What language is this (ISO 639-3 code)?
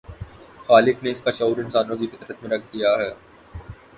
urd